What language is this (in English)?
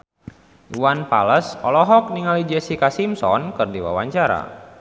Sundanese